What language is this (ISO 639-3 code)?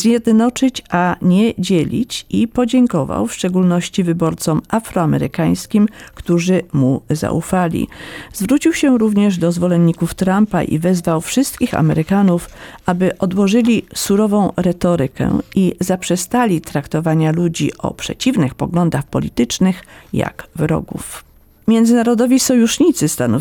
pol